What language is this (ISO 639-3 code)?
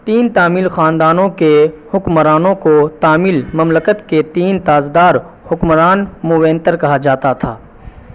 urd